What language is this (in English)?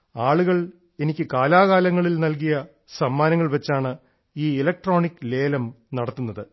Malayalam